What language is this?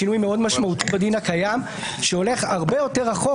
Hebrew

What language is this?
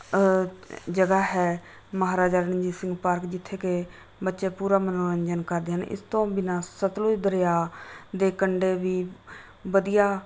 Punjabi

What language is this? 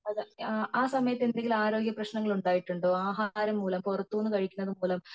Malayalam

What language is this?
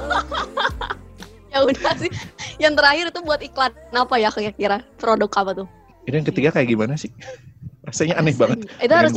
Indonesian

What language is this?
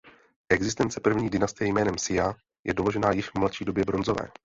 Czech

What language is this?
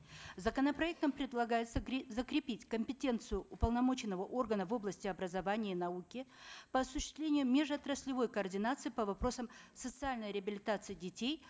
Kazakh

